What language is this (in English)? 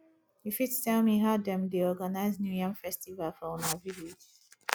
Nigerian Pidgin